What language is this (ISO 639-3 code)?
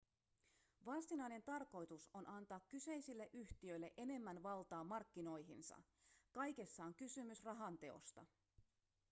fin